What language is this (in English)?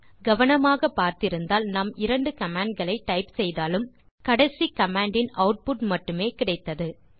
Tamil